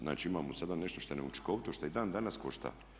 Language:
Croatian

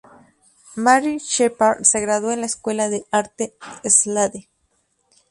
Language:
Spanish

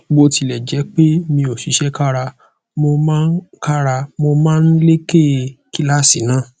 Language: Yoruba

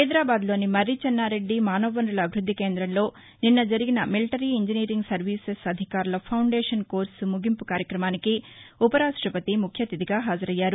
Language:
Telugu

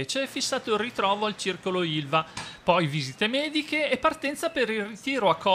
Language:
Italian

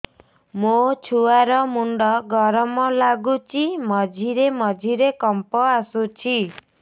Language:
Odia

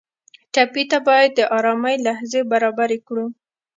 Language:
Pashto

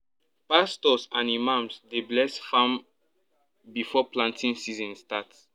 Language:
Nigerian Pidgin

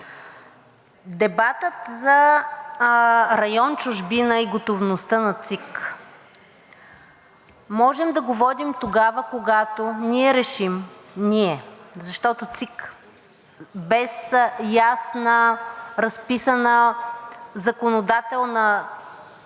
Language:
Bulgarian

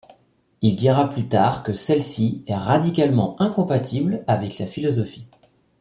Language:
French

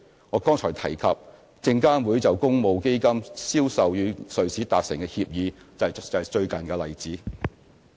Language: Cantonese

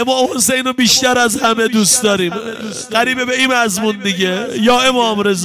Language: Persian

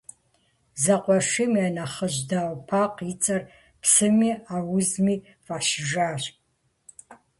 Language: Kabardian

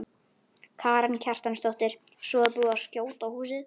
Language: Icelandic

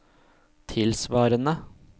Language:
Norwegian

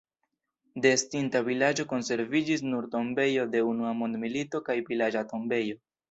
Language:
Esperanto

